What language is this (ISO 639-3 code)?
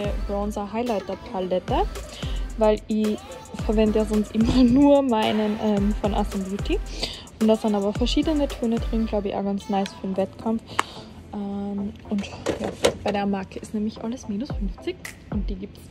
deu